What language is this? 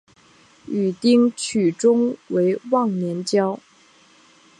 Chinese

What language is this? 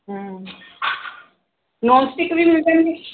Punjabi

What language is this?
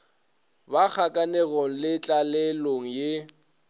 Northern Sotho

